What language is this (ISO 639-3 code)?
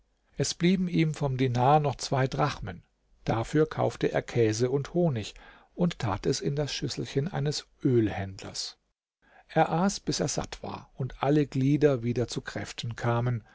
deu